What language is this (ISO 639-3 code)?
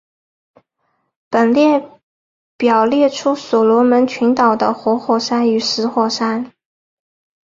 zho